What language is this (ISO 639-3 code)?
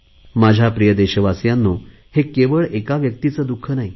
mar